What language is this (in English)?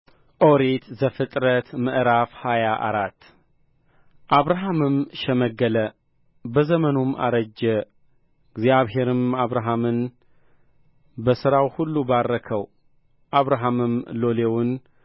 Amharic